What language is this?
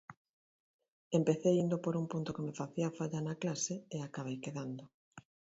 Galician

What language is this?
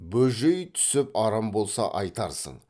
Kazakh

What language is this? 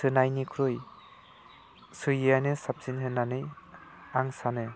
Bodo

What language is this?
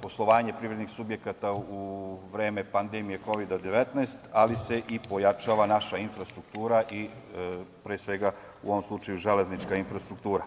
Serbian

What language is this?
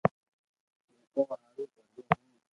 Loarki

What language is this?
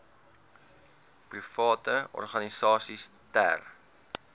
Afrikaans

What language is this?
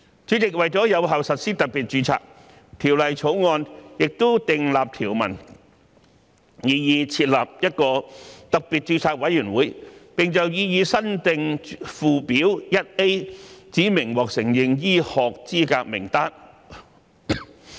Cantonese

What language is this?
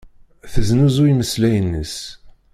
Kabyle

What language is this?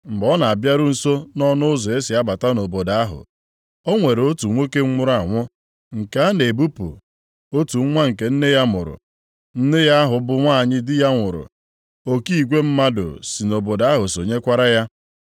Igbo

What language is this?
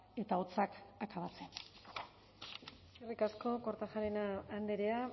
Basque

